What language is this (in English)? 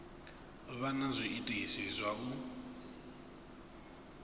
Venda